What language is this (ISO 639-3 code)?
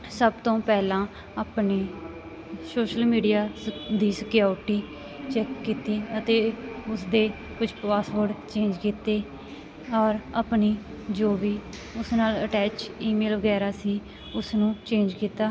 pan